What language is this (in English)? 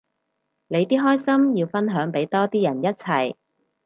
Cantonese